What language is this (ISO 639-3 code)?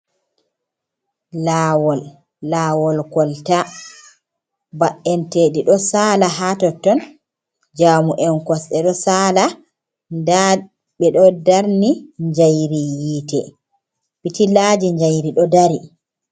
ful